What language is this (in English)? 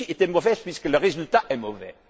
French